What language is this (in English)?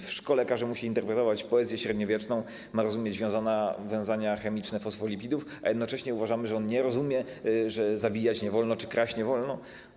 Polish